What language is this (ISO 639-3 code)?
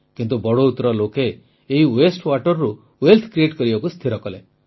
ori